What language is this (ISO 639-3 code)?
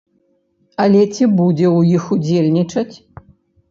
bel